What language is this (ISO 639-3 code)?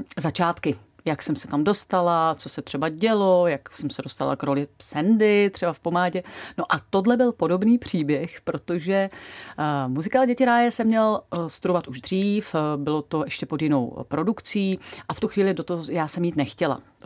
ces